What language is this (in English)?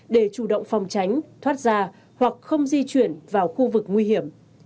Vietnamese